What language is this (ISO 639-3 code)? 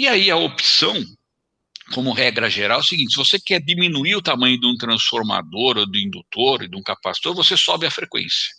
por